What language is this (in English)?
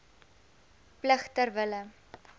Afrikaans